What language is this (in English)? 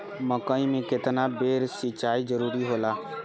Bhojpuri